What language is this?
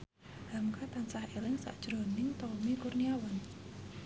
Javanese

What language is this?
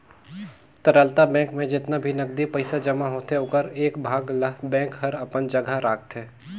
Chhattisgarhi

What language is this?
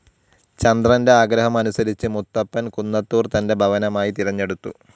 Malayalam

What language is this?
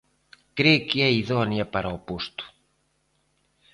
Galician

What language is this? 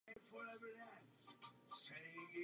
Czech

